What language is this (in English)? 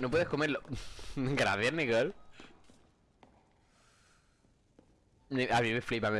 Spanish